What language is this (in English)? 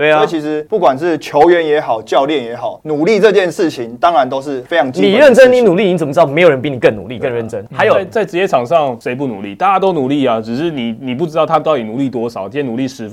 Chinese